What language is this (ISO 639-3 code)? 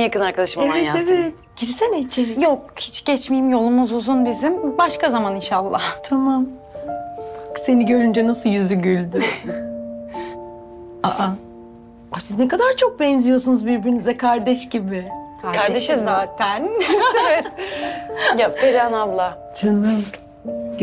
tur